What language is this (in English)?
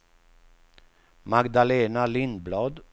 Swedish